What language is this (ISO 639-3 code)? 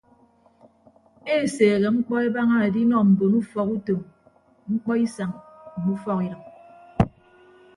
ibb